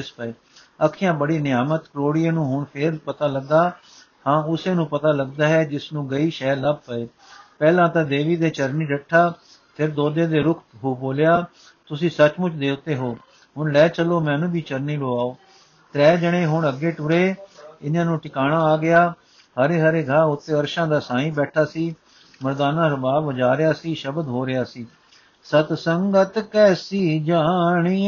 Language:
Punjabi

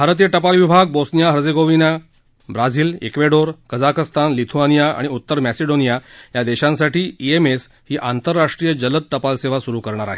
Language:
Marathi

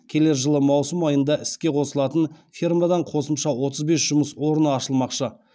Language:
Kazakh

